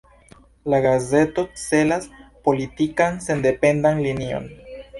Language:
Esperanto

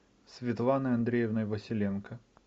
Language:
Russian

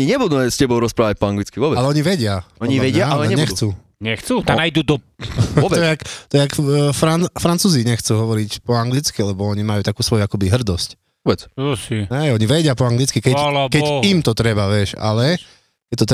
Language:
Slovak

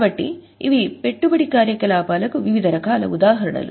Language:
Telugu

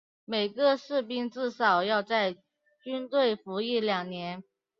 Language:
Chinese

